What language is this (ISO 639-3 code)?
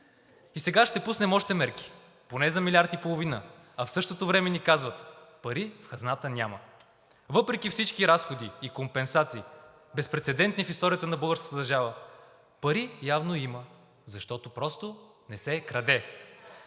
bul